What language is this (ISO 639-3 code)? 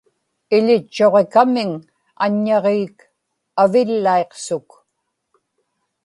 ipk